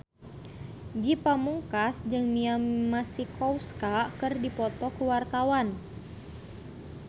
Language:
Sundanese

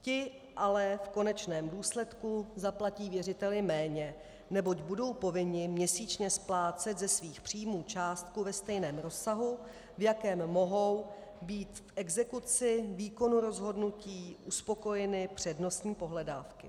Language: Czech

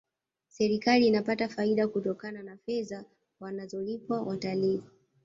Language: Swahili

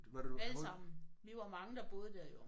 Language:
Danish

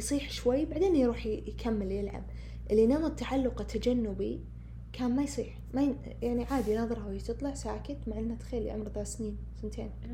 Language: Arabic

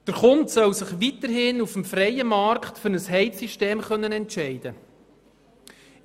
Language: Swiss German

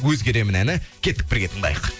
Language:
Kazakh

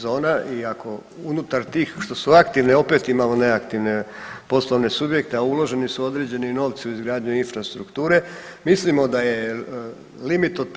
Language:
Croatian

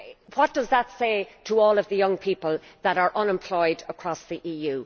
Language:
English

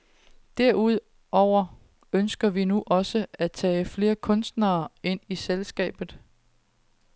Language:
Danish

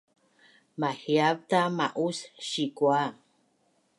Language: Bunun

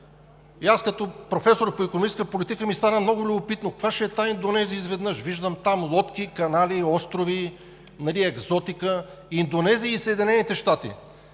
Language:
Bulgarian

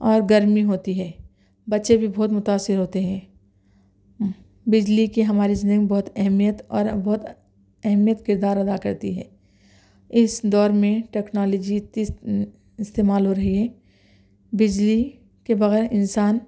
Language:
Urdu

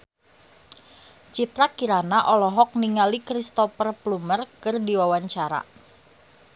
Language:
Sundanese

